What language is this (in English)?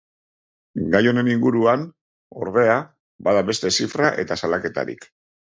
Basque